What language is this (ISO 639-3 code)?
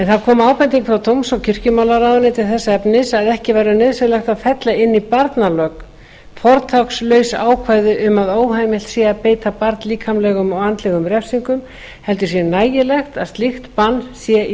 isl